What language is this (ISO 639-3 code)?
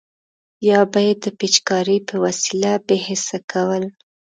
pus